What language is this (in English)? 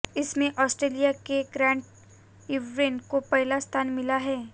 Hindi